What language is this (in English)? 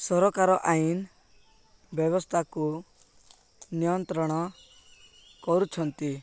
Odia